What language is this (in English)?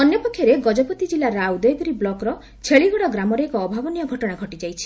Odia